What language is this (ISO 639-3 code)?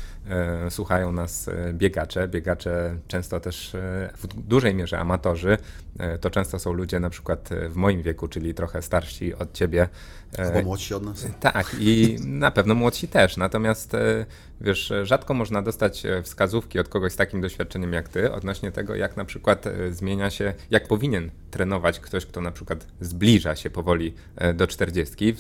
pol